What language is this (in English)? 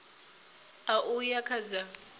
Venda